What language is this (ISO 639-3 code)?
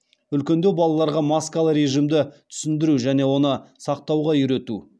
kaz